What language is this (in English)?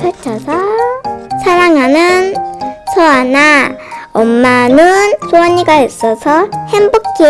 Korean